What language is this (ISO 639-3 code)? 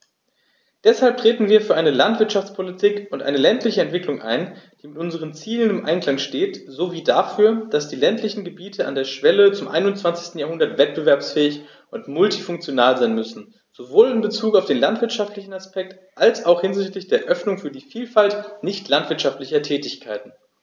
deu